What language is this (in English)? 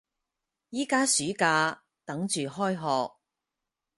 Cantonese